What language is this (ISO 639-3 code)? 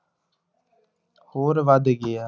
pan